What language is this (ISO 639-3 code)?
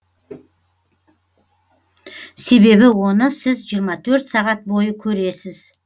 kaz